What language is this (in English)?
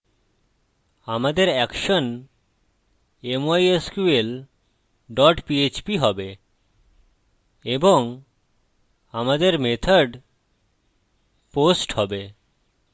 Bangla